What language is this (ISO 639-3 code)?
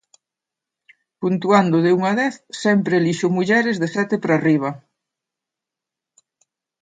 glg